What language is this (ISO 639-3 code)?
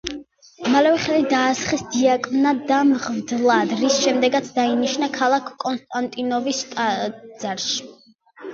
kat